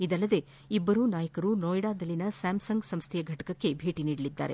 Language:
Kannada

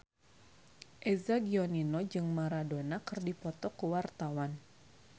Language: Sundanese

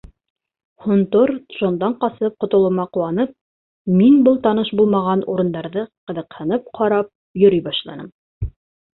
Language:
Bashkir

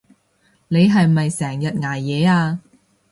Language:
Cantonese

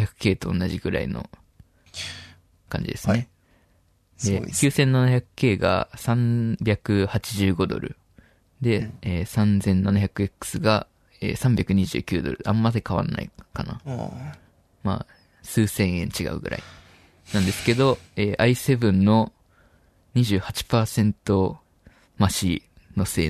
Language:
Japanese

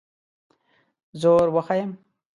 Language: Pashto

